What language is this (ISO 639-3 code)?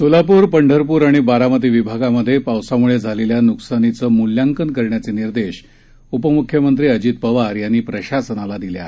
mar